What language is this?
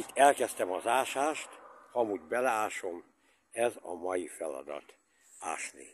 Hungarian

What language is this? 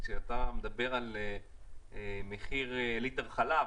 Hebrew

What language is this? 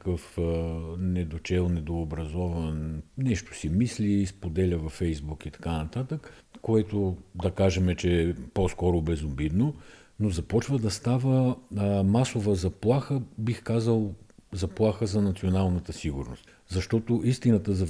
Bulgarian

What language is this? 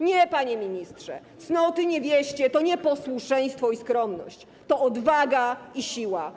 Polish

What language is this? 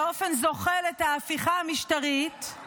Hebrew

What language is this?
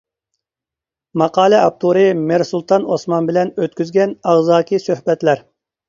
Uyghur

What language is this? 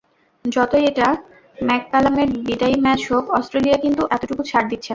Bangla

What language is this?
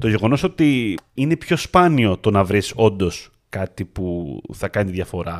Greek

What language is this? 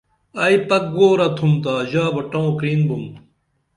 Dameli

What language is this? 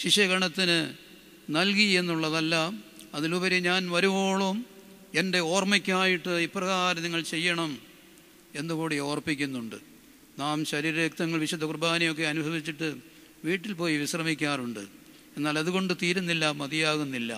Malayalam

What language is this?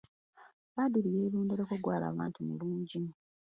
Ganda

